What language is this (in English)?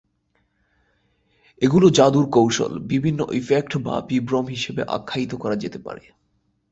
Bangla